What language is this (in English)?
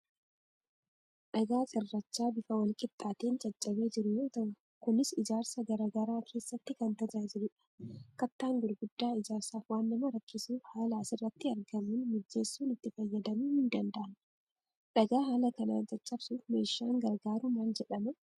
Oromo